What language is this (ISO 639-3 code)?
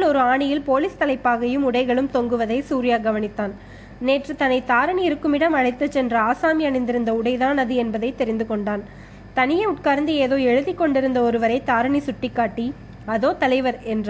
tam